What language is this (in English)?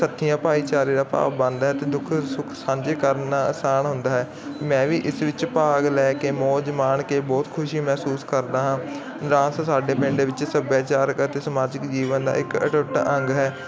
Punjabi